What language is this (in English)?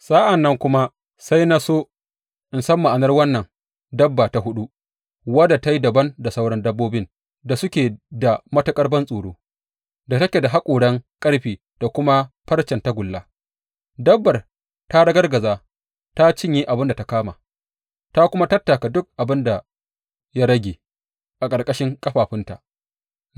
Hausa